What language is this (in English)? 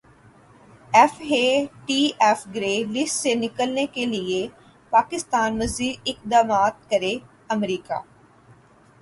Urdu